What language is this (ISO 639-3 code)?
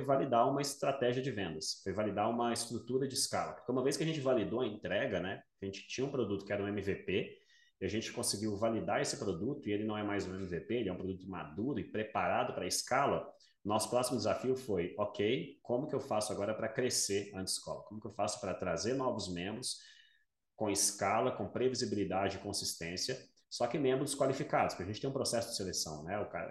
por